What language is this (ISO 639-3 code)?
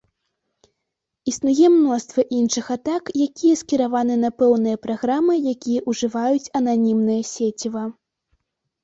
bel